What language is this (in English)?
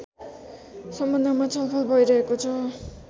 Nepali